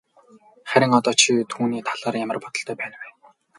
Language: Mongolian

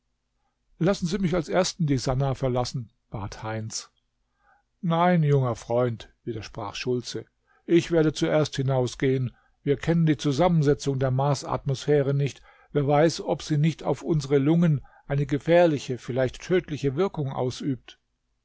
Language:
German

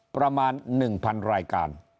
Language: Thai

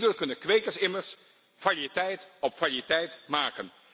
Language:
Dutch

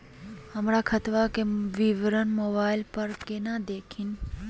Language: Magahi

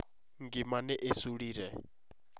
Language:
Kikuyu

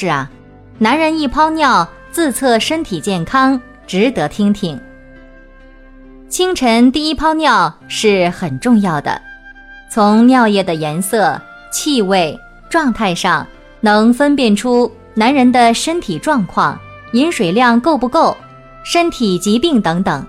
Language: Chinese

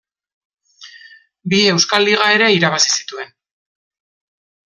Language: Basque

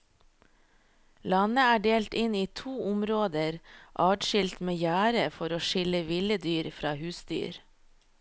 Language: Norwegian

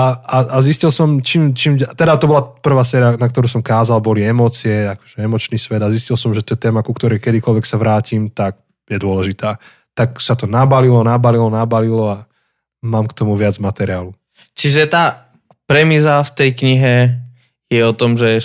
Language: Slovak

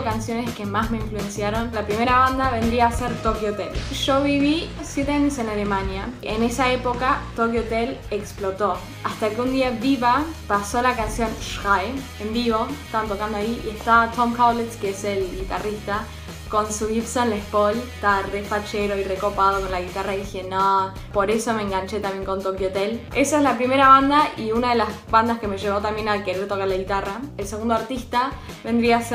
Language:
Spanish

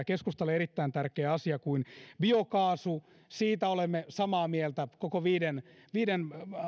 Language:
Finnish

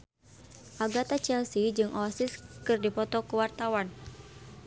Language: Sundanese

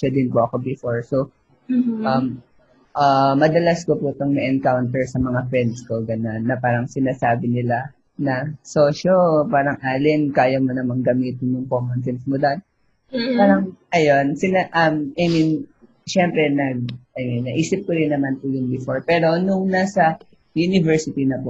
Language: Filipino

